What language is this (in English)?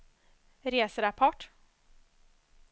Swedish